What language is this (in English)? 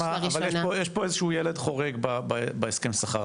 Hebrew